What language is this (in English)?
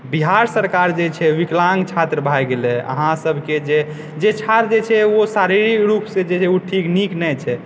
Maithili